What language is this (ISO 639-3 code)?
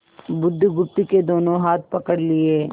hin